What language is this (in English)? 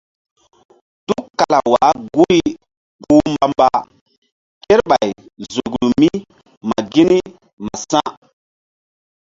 Mbum